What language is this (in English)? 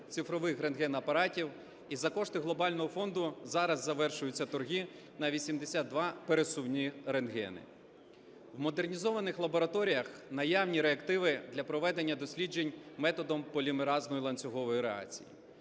Ukrainian